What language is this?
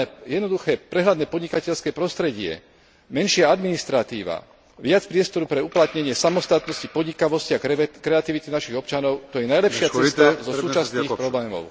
Slovak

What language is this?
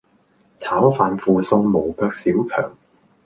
Cantonese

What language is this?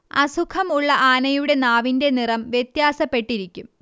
Malayalam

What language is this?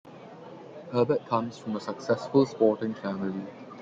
English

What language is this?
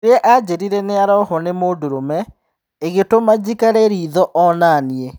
Kikuyu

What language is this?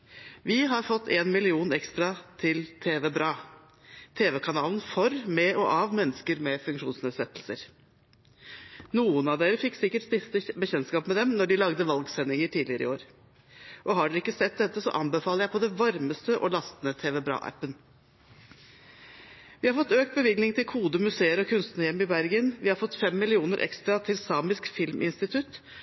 Norwegian Bokmål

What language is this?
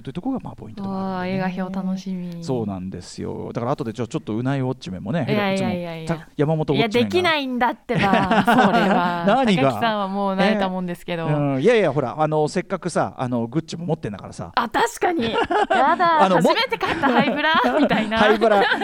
Japanese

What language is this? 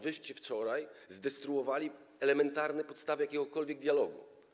Polish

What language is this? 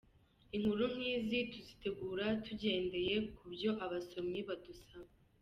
Kinyarwanda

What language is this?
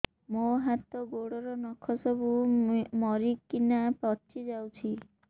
Odia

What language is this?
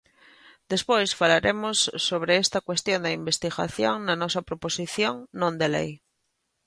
Galician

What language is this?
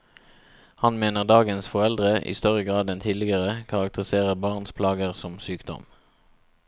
Norwegian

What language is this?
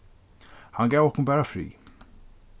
Faroese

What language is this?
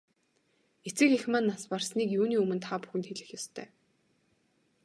Mongolian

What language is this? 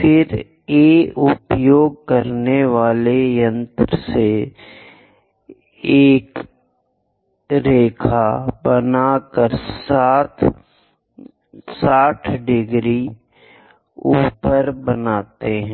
Hindi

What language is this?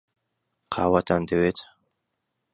Central Kurdish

